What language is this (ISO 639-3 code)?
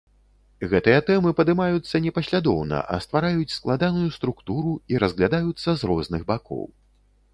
bel